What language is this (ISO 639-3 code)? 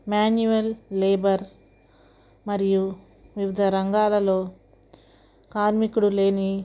tel